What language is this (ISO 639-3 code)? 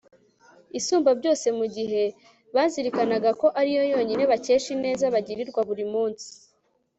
kin